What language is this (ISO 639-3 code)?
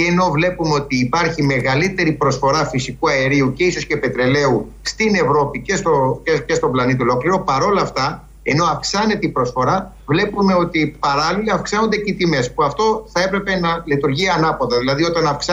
ell